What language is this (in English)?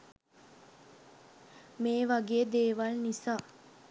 Sinhala